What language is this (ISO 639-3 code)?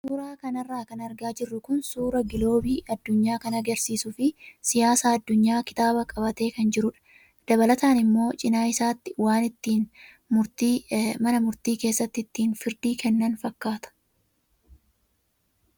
orm